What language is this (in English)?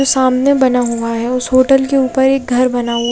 Hindi